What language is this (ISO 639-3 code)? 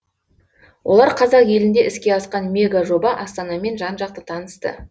kaz